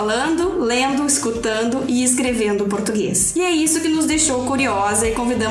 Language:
Portuguese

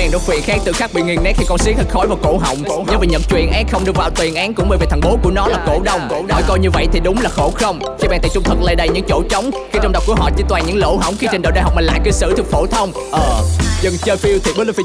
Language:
Vietnamese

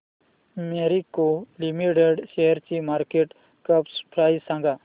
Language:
Marathi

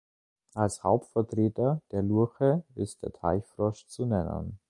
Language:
German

